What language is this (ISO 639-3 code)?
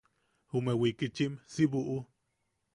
yaq